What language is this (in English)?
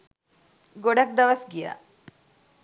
Sinhala